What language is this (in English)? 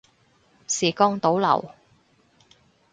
Cantonese